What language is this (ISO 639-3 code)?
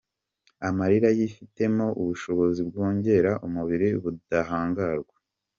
kin